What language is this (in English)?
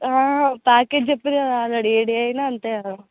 Telugu